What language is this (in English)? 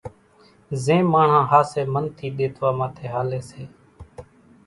Kachi Koli